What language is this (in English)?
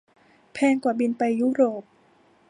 Thai